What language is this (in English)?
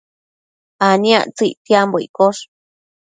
Matsés